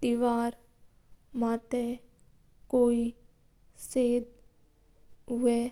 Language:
Mewari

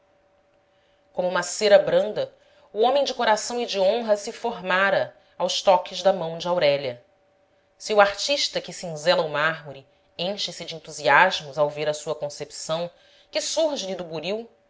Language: Portuguese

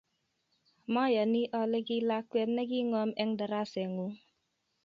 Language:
Kalenjin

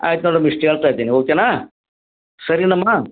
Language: Kannada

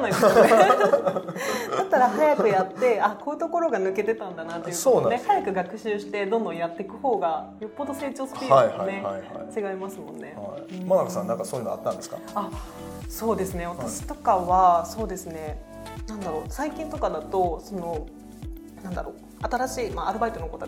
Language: Japanese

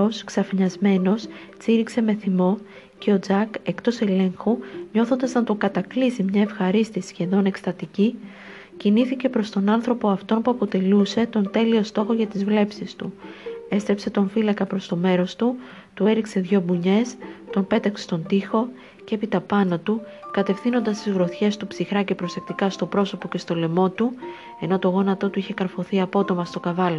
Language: Greek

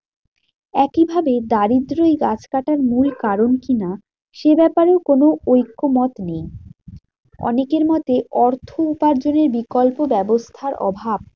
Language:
Bangla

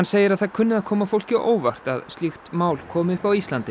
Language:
Icelandic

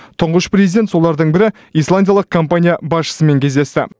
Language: Kazakh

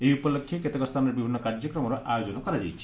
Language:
Odia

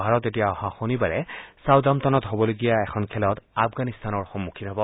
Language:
Assamese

